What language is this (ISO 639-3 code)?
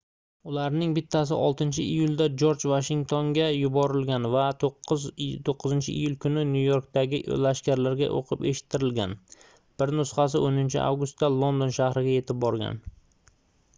uzb